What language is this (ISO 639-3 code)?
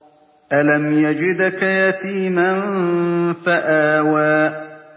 ara